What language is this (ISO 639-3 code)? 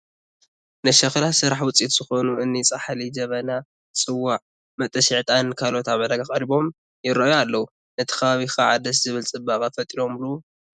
tir